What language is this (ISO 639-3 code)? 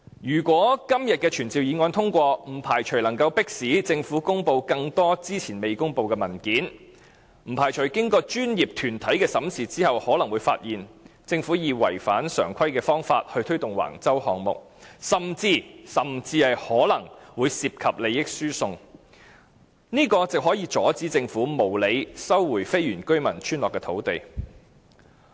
yue